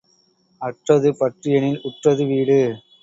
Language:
Tamil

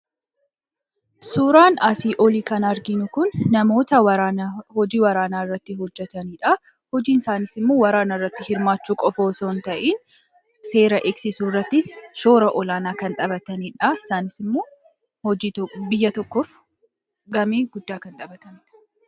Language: Oromo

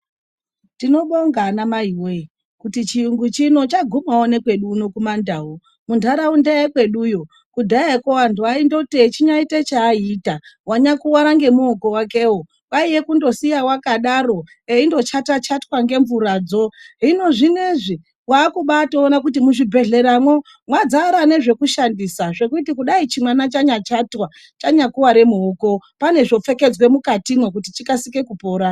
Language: Ndau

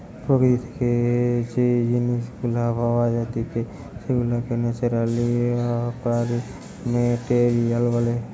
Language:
Bangla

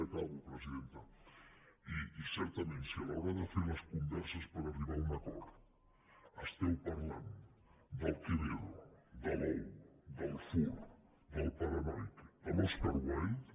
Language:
Catalan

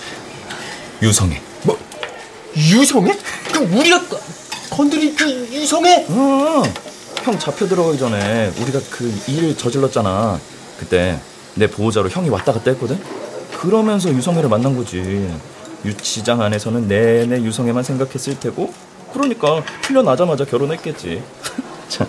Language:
Korean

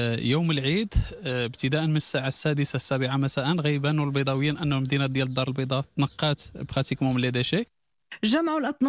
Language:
Arabic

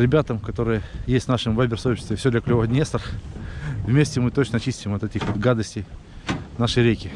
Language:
Russian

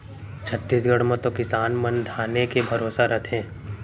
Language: Chhattisgarhi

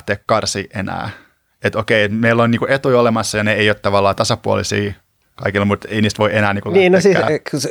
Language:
Finnish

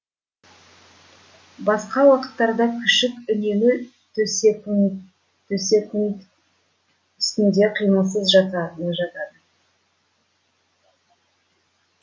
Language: Kazakh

